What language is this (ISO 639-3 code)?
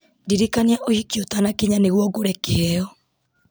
kik